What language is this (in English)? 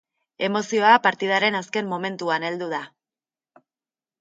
Basque